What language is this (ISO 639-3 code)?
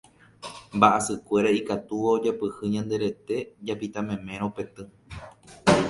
grn